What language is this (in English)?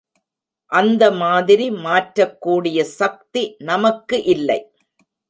Tamil